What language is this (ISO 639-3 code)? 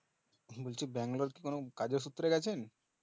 ben